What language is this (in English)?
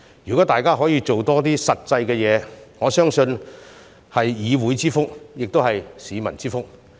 Cantonese